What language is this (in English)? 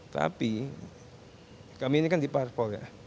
Indonesian